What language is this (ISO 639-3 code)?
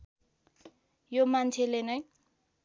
nep